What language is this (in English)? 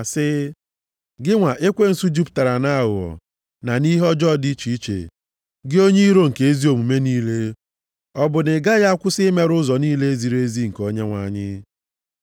Igbo